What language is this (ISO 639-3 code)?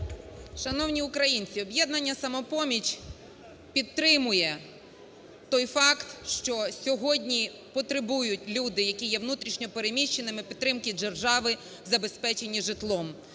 ukr